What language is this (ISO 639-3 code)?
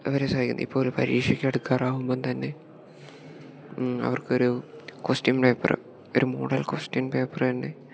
mal